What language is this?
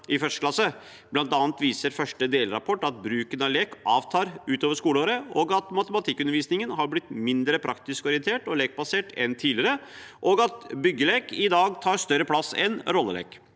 Norwegian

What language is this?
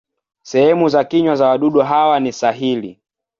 Swahili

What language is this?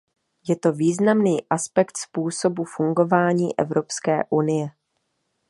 Czech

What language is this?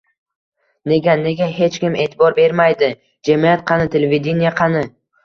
Uzbek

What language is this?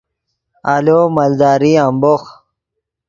Yidgha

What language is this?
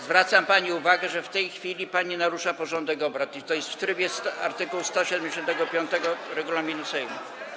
Polish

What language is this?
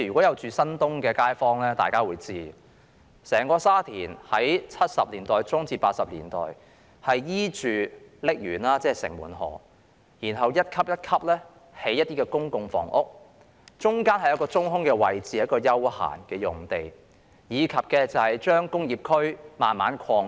Cantonese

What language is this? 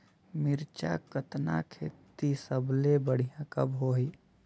Chhattisgarhi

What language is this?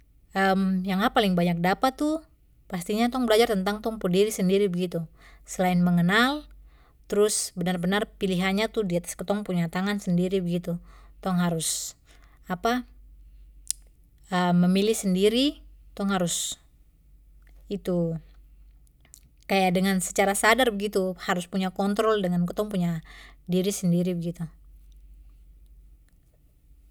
Papuan Malay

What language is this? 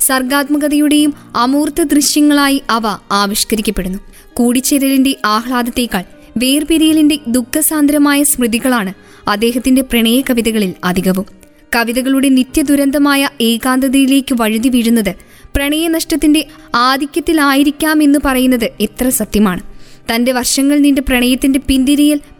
Malayalam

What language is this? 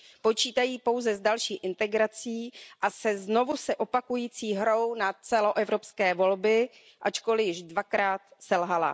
Czech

